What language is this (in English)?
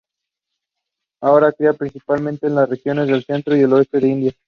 Spanish